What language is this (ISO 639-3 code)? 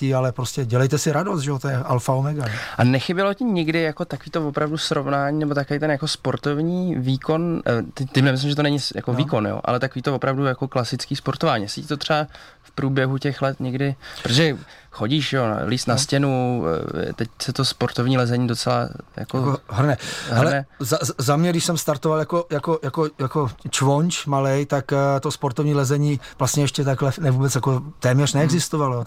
ces